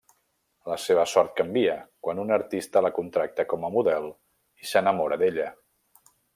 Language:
Catalan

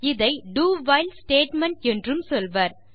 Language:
Tamil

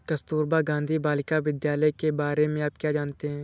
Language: Hindi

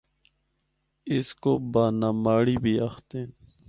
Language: Northern Hindko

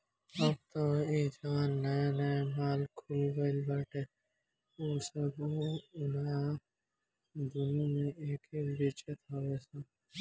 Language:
Bhojpuri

